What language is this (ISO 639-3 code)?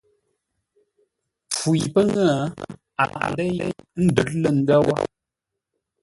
nla